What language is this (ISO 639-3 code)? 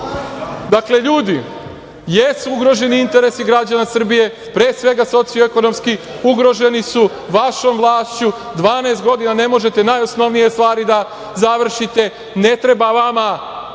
srp